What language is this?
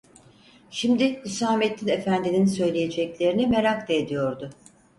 Turkish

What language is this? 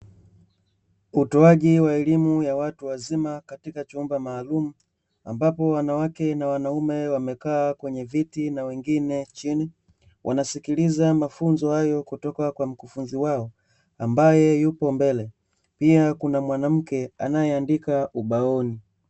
Swahili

